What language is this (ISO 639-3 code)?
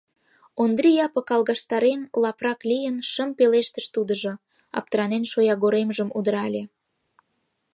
chm